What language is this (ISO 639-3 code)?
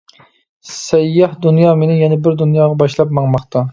uig